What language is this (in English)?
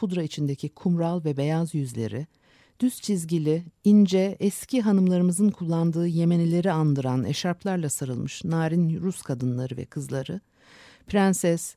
Turkish